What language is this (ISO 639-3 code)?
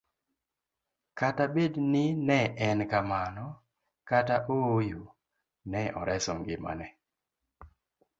luo